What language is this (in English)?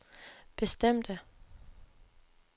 Danish